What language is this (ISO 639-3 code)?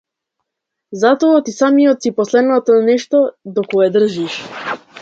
mkd